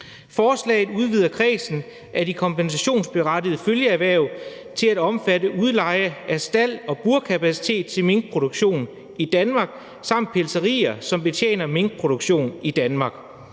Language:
Danish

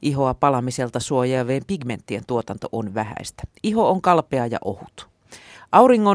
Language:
Finnish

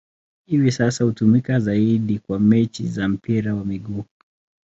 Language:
Swahili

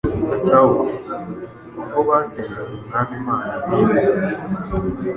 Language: Kinyarwanda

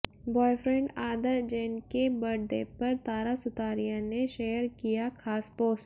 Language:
Hindi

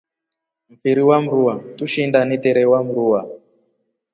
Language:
Rombo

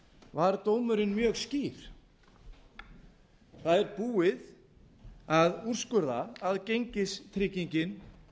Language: Icelandic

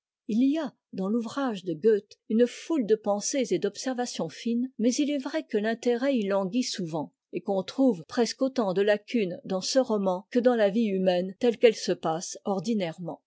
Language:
French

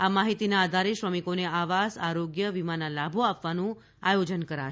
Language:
Gujarati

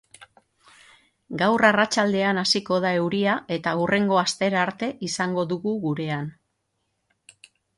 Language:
Basque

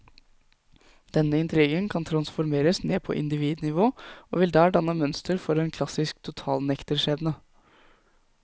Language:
Norwegian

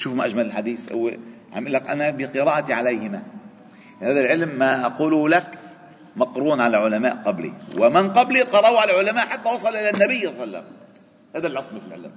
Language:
Arabic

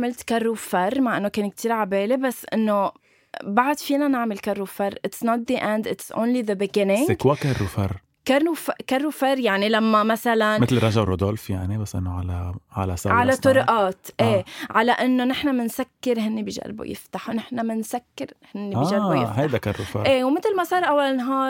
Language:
Arabic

